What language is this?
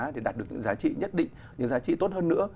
Vietnamese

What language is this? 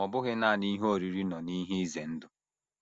Igbo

